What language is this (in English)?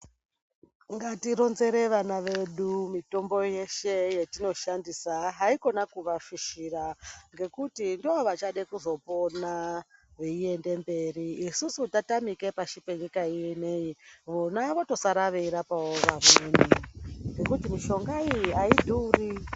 Ndau